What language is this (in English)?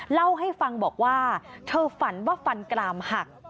Thai